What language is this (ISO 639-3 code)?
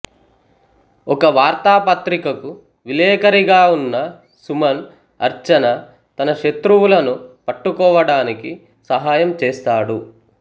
tel